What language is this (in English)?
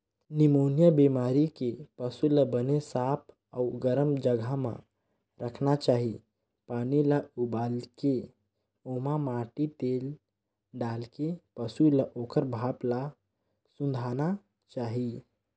Chhattisgarhi